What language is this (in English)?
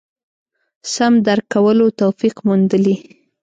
Pashto